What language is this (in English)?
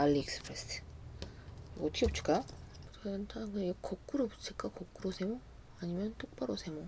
Korean